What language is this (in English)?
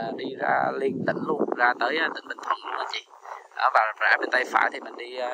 Vietnamese